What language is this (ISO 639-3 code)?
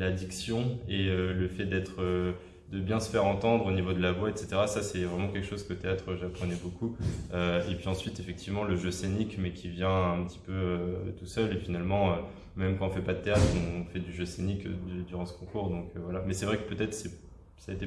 fra